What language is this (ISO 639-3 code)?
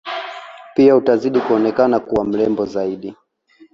swa